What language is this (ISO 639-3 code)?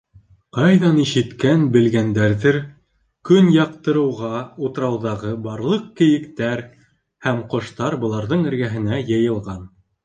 bak